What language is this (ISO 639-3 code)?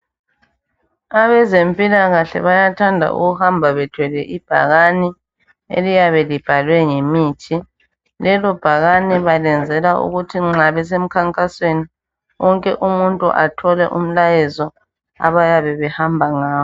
nde